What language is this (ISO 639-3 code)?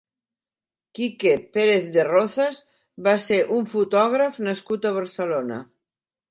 cat